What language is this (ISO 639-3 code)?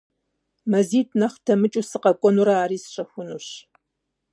kbd